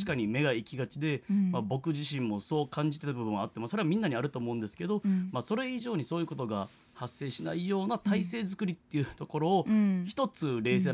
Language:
Japanese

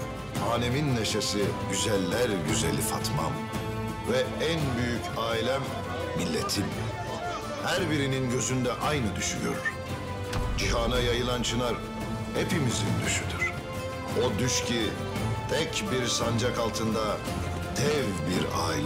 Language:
Turkish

